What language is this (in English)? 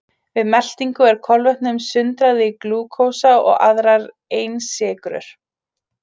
Icelandic